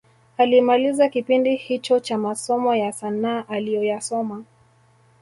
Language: Swahili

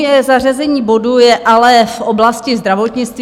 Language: Czech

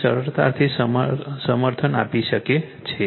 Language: Gujarati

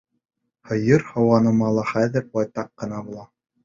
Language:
Bashkir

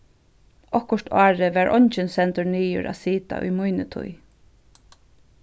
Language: Faroese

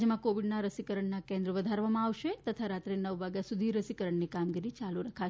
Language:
Gujarati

